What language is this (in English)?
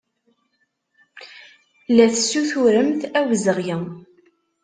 Kabyle